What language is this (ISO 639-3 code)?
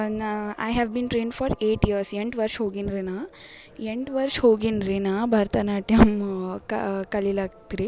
kan